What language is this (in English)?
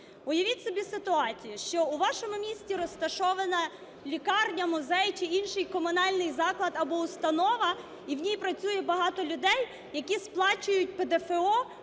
Ukrainian